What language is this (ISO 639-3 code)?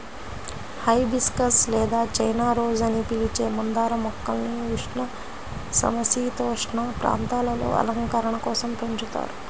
tel